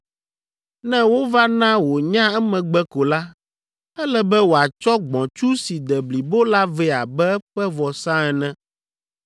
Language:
Ewe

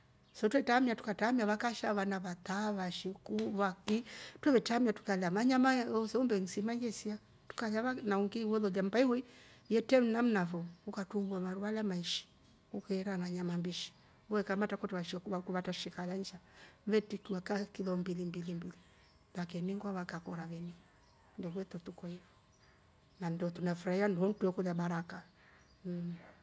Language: Rombo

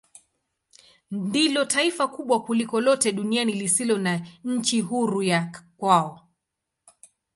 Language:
Swahili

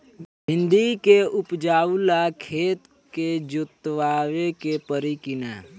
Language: Bhojpuri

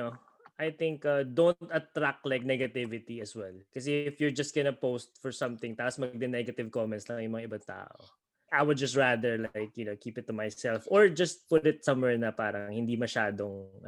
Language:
Filipino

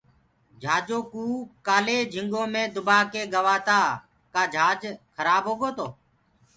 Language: Gurgula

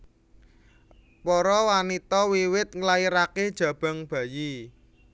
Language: Javanese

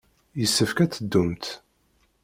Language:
Kabyle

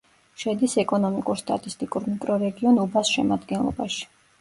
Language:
Georgian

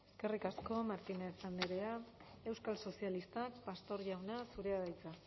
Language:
Basque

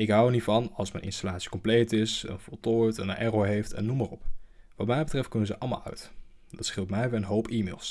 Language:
Dutch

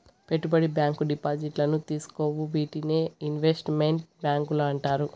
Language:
Telugu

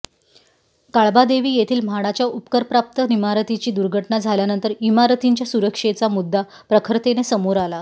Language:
Marathi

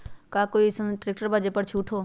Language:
Magahi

